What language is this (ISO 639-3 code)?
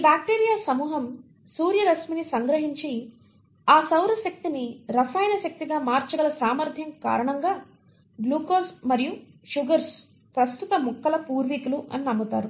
tel